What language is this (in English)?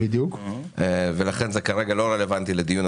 Hebrew